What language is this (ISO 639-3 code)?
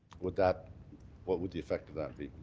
eng